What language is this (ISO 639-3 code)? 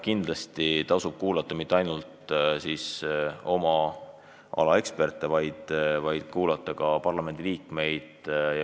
est